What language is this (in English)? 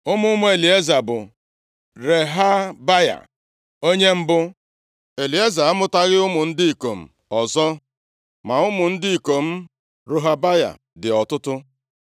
Igbo